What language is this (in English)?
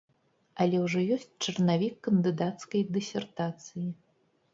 Belarusian